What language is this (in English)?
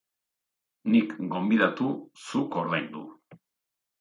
Basque